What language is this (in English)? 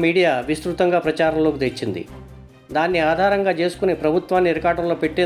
Telugu